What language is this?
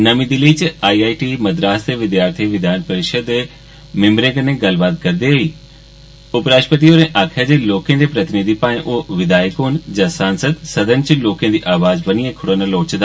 Dogri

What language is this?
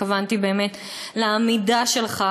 Hebrew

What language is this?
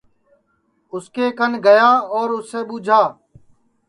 Sansi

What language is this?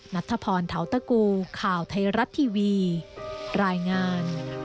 Thai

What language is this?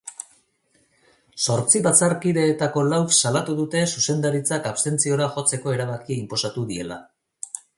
Basque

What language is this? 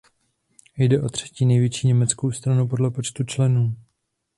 Czech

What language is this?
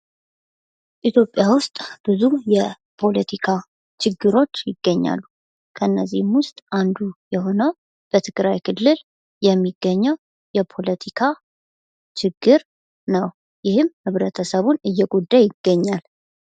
Amharic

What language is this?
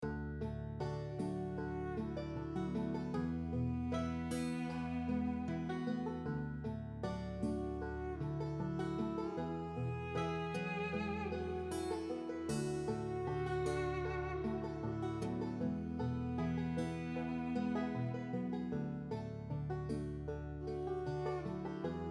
Polish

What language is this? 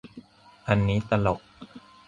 Thai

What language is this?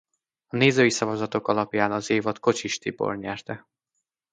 Hungarian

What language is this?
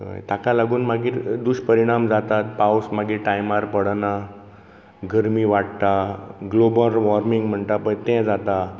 Konkani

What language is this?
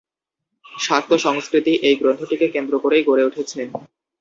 Bangla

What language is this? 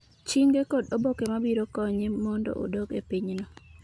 Luo (Kenya and Tanzania)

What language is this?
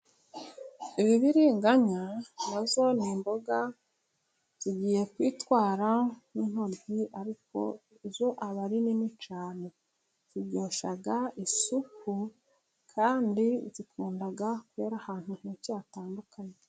Kinyarwanda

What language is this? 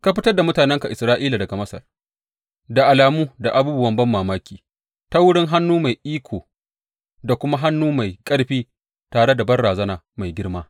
Hausa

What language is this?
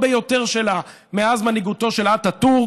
Hebrew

